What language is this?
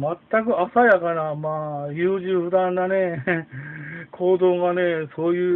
Japanese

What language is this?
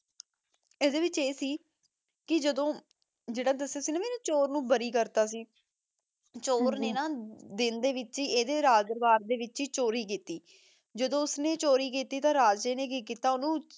Punjabi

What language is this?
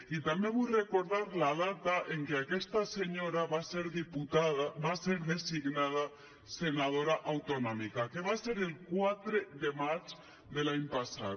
Catalan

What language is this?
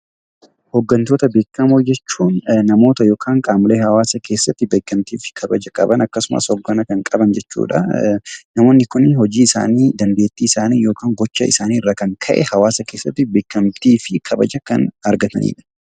Oromo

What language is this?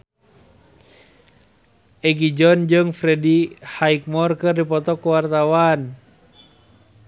Sundanese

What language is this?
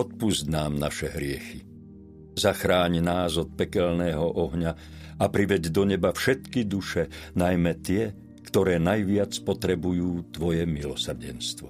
Slovak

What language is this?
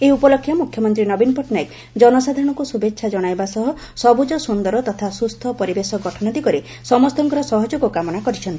Odia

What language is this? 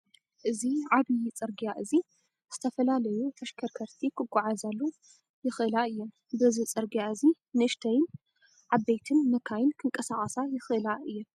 Tigrinya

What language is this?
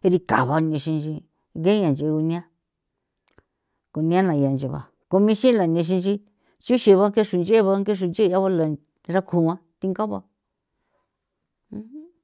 San Felipe Otlaltepec Popoloca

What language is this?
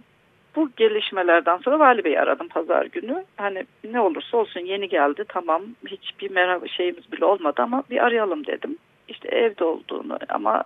Turkish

